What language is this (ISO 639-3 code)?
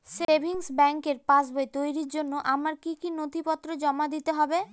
ben